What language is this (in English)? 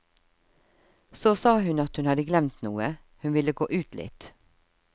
Norwegian